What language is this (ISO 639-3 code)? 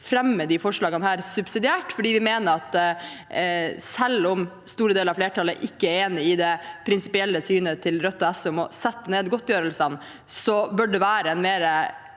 nor